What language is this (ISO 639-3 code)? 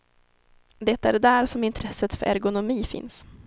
swe